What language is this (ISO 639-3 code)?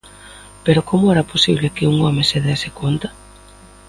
glg